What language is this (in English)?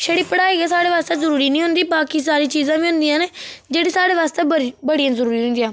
Dogri